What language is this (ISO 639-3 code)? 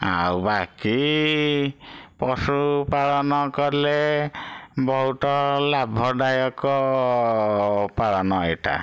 ori